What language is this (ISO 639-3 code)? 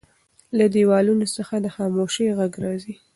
pus